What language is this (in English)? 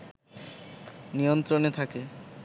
Bangla